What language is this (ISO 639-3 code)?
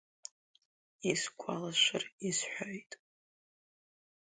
abk